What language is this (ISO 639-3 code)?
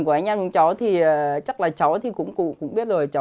vie